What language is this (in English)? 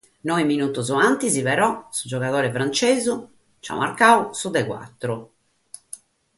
Sardinian